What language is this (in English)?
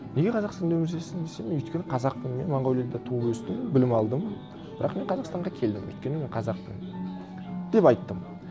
Kazakh